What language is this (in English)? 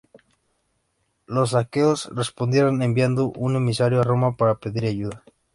Spanish